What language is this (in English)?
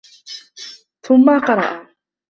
Arabic